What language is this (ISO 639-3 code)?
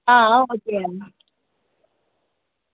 doi